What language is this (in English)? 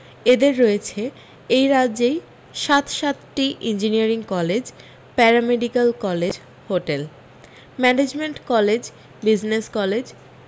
Bangla